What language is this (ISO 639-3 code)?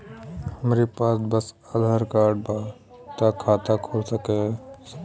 bho